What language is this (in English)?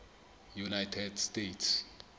Southern Sotho